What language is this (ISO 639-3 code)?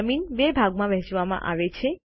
guj